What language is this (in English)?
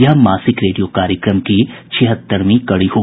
Hindi